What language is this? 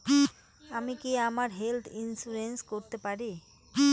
Bangla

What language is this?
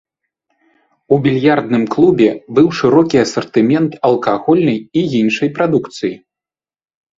Belarusian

